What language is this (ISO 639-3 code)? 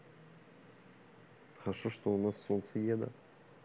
rus